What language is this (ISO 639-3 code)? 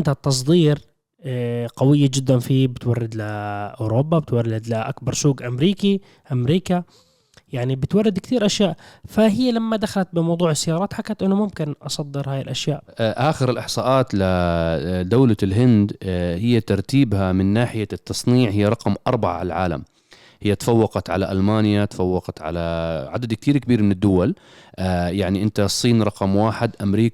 ara